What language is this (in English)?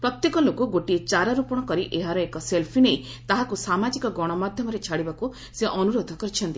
Odia